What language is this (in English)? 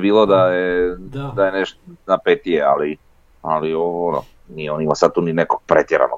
Croatian